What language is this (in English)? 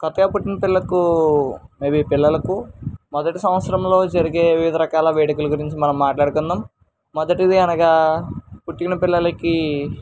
Telugu